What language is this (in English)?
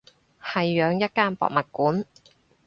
Cantonese